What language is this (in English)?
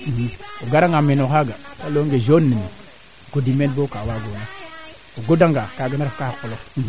Serer